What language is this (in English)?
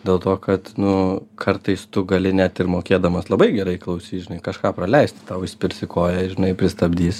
Lithuanian